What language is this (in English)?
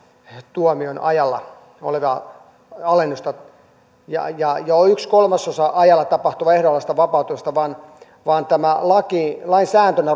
Finnish